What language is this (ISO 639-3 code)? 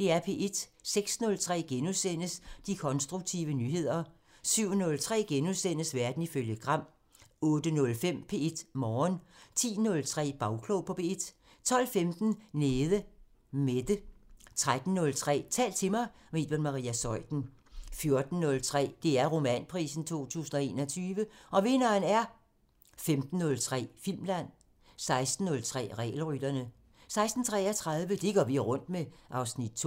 dan